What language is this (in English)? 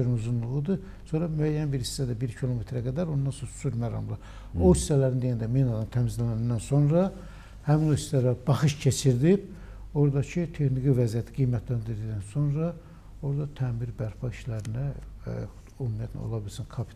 Turkish